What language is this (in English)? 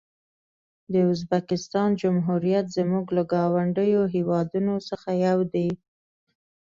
Pashto